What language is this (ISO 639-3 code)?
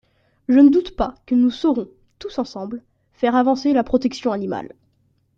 fra